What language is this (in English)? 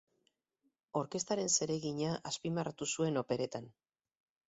Basque